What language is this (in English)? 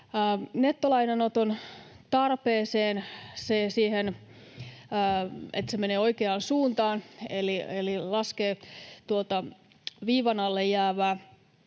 Finnish